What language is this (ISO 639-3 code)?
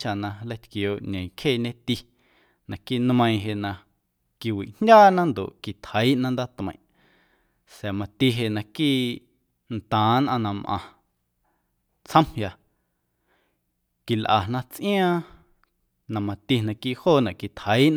amu